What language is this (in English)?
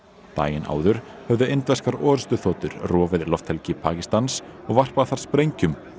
Icelandic